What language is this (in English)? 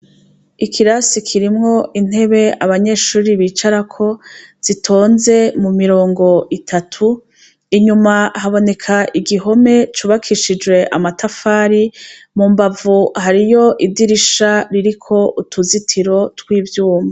Rundi